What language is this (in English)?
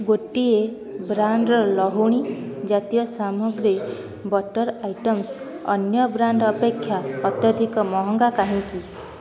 Odia